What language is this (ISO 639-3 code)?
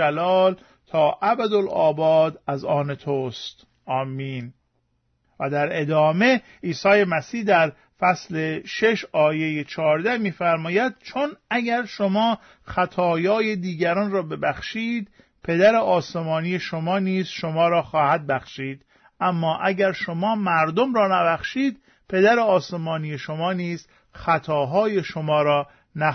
fas